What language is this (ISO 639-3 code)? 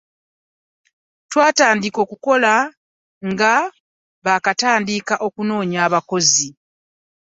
lug